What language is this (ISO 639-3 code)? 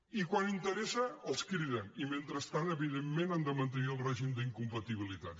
cat